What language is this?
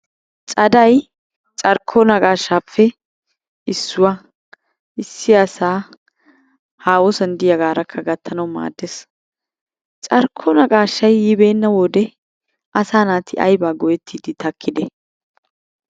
Wolaytta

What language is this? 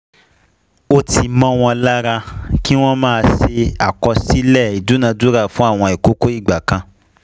Yoruba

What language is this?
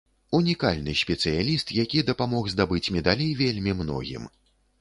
Belarusian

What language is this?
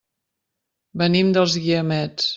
Catalan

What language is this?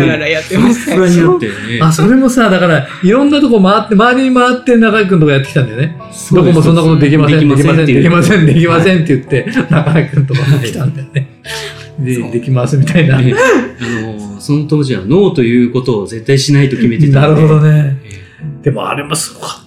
Japanese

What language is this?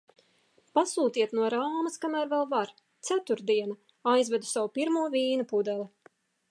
Latvian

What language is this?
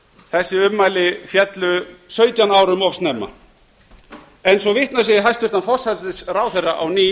Icelandic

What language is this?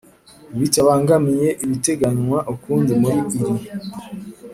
Kinyarwanda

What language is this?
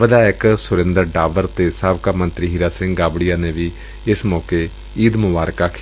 Punjabi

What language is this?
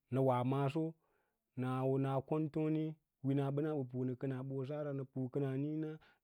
Lala-Roba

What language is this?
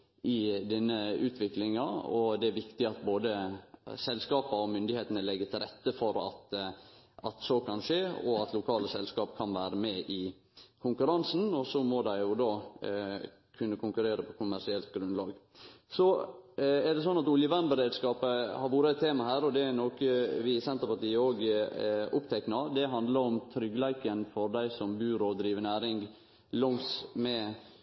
Norwegian Nynorsk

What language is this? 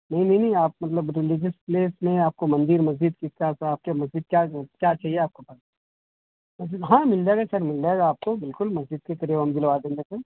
Urdu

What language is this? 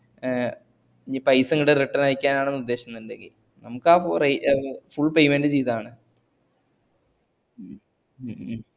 Malayalam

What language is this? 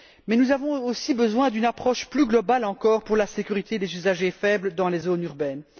French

